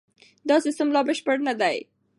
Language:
Pashto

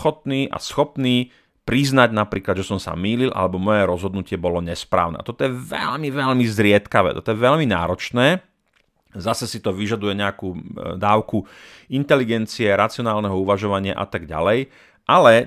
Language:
Slovak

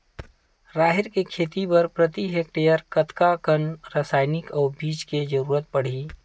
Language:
Chhattisgarhi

